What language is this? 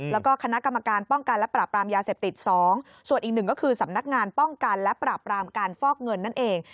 Thai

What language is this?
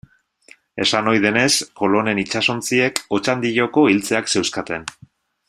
Basque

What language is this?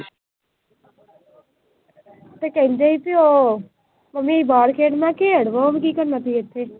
Punjabi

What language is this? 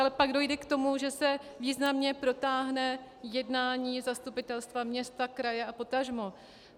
Czech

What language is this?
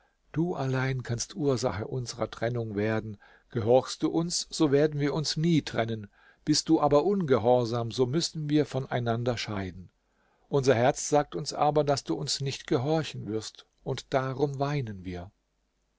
German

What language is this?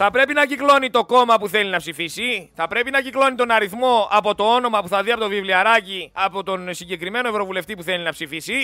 Greek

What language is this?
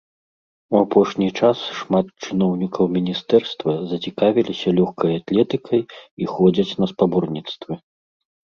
Belarusian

